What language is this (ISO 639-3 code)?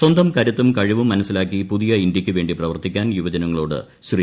mal